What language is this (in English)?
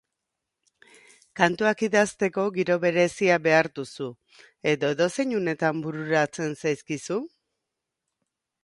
Basque